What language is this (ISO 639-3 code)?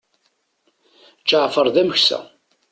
kab